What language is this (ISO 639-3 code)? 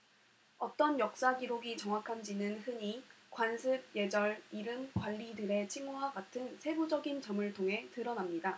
kor